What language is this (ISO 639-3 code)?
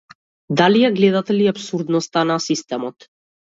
mkd